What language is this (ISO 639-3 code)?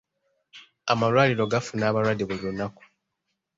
lug